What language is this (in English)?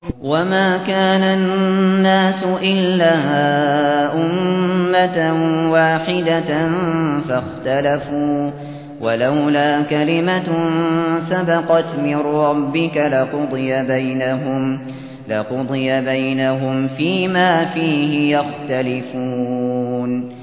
Arabic